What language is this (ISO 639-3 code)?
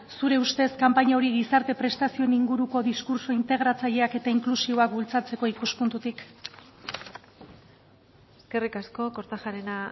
eus